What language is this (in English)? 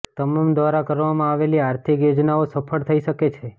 Gujarati